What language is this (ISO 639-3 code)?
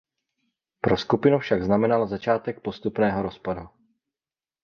ces